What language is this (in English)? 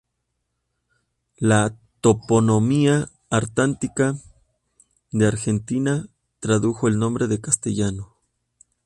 Spanish